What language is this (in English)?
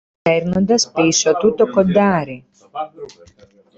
Greek